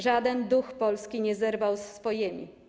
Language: Polish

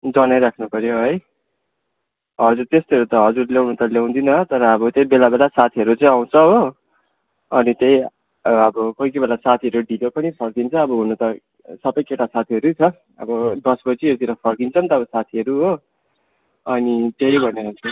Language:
Nepali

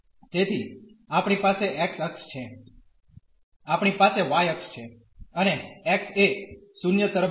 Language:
Gujarati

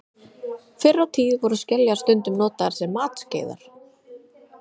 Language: Icelandic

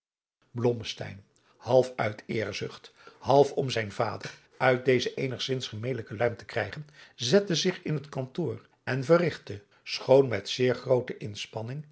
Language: Dutch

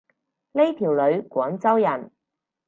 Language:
Cantonese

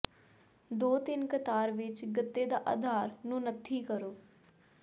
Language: Punjabi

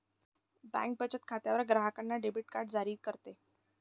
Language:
Marathi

